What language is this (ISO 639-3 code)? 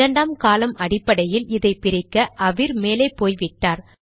tam